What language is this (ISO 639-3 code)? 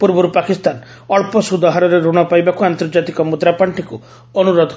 ori